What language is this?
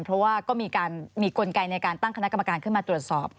Thai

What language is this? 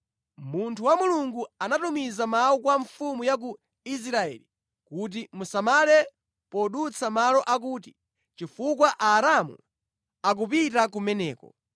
Nyanja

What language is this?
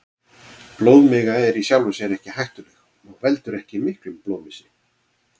Icelandic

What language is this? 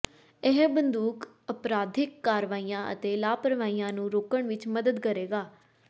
Punjabi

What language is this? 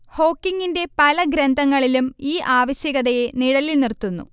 Malayalam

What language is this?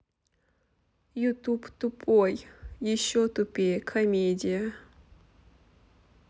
Russian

